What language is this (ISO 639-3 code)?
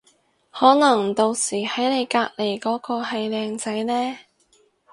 yue